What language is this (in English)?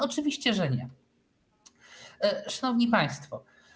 Polish